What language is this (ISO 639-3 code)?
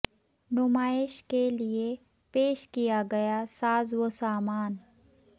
urd